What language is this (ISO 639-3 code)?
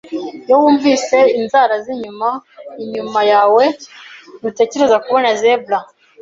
kin